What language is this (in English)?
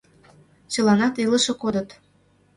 Mari